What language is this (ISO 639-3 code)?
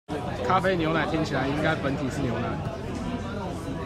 zho